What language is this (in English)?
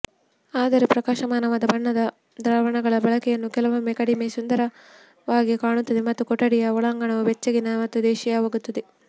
Kannada